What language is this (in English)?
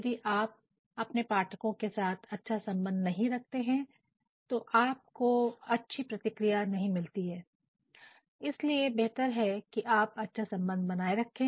Hindi